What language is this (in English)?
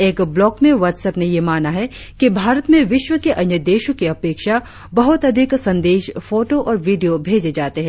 Hindi